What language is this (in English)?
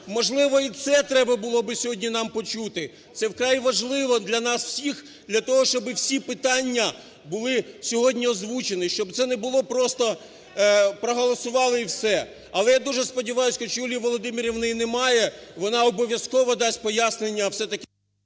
Ukrainian